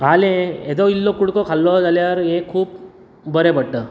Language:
Konkani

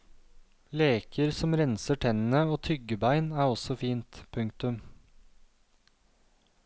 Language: Norwegian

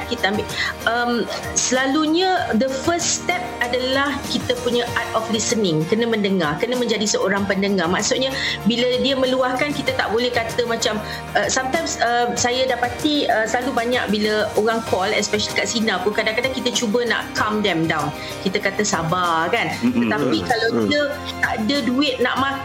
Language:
Malay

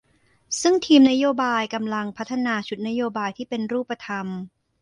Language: Thai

